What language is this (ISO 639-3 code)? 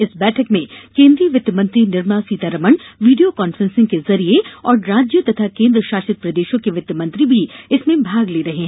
hin